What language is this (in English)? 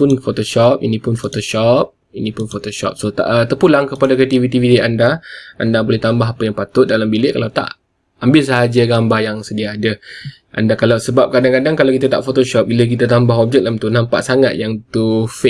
Malay